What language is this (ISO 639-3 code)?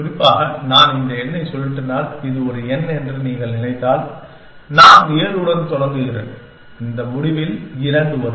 tam